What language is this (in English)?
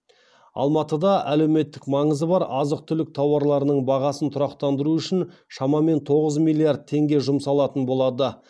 Kazakh